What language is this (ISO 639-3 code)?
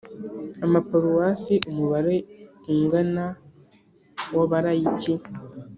kin